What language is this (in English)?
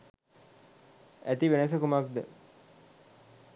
Sinhala